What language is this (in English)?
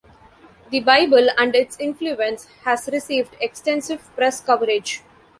English